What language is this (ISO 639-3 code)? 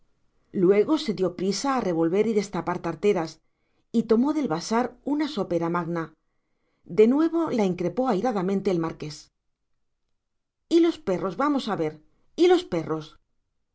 spa